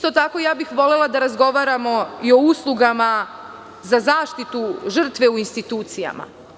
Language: Serbian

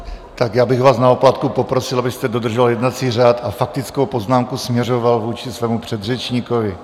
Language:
Czech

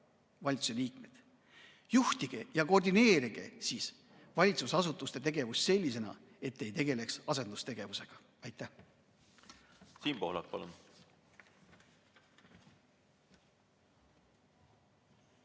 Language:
Estonian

